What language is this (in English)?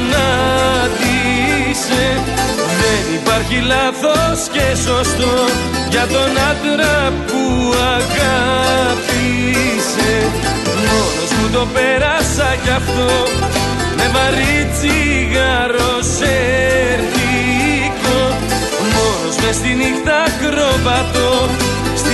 Greek